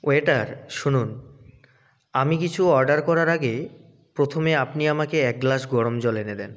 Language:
Bangla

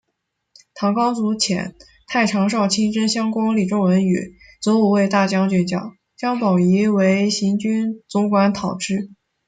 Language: Chinese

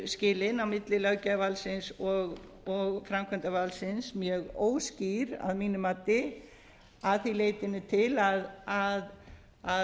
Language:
Icelandic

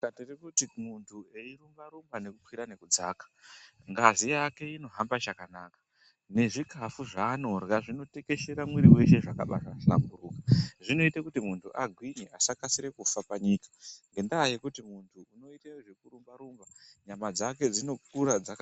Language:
Ndau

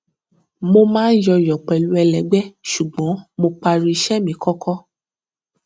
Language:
Yoruba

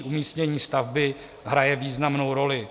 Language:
Czech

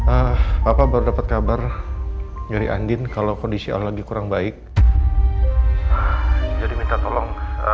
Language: Indonesian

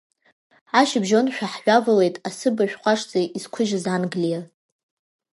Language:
Abkhazian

